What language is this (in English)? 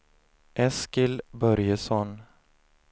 Swedish